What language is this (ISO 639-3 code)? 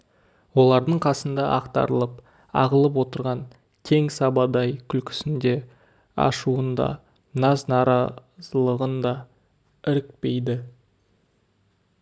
kaz